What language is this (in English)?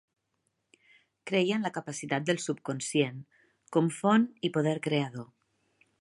Catalan